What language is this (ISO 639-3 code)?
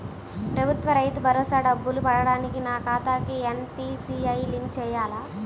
tel